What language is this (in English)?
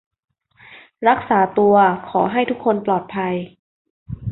Thai